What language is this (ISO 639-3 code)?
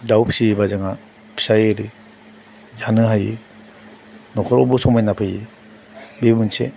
brx